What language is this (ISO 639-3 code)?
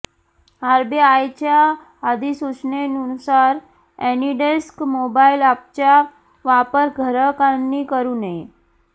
mar